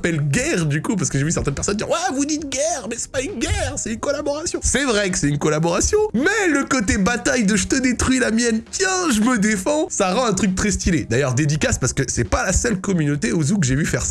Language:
French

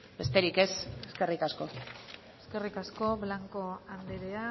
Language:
Basque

